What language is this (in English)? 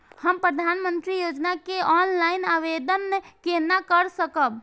Maithili